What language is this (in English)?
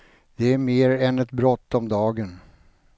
Swedish